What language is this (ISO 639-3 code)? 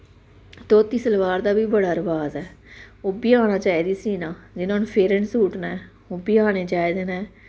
doi